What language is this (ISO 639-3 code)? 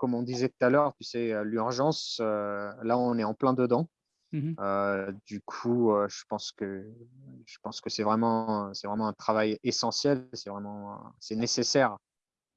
fra